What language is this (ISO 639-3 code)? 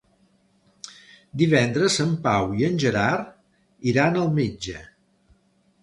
cat